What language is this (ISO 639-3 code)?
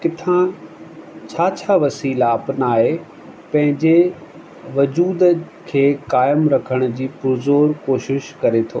snd